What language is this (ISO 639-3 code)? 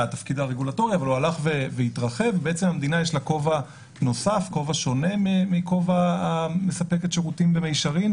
heb